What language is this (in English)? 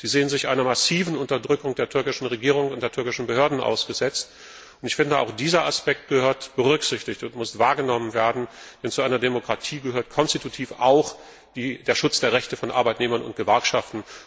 German